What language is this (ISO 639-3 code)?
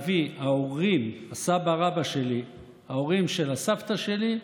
heb